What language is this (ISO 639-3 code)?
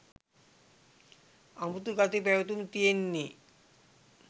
sin